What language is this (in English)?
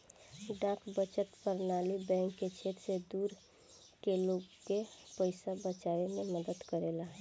Bhojpuri